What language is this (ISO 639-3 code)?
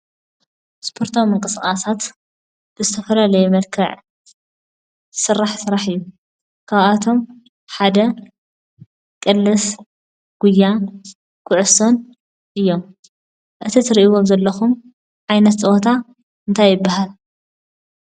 tir